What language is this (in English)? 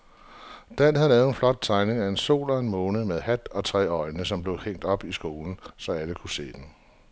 Danish